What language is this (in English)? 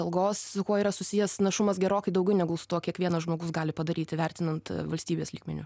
Lithuanian